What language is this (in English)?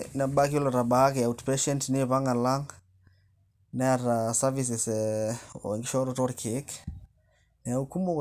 Masai